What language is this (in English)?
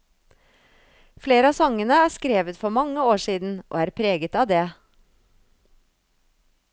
Norwegian